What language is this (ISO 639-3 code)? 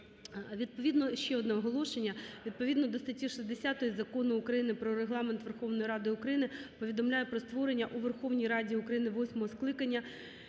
ukr